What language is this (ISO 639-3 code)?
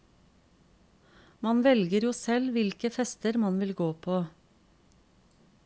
nor